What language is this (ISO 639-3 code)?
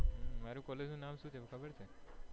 guj